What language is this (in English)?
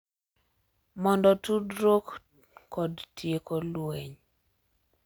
Luo (Kenya and Tanzania)